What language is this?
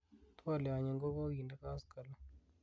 Kalenjin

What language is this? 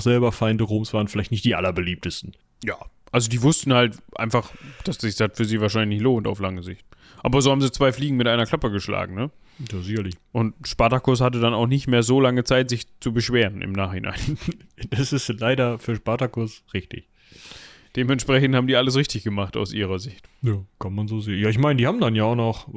German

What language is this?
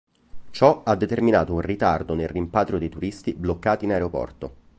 Italian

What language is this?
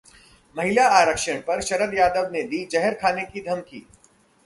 Hindi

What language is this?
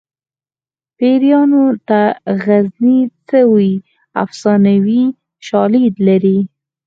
Pashto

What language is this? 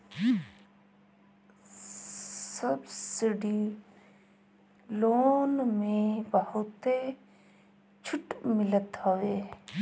Bhojpuri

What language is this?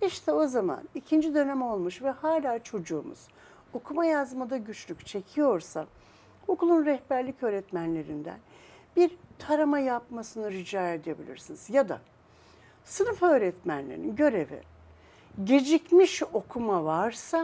Turkish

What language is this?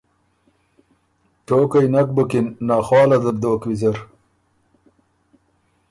Ormuri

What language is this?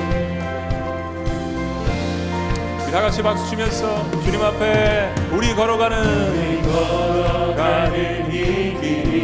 Korean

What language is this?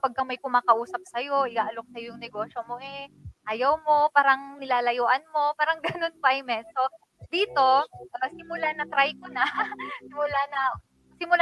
Filipino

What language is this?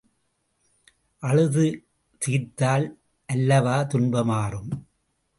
Tamil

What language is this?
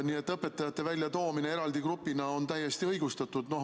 Estonian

